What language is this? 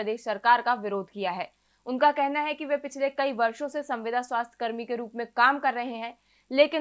Hindi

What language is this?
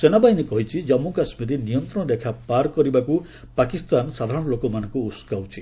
Odia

